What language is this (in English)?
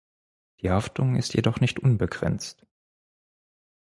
German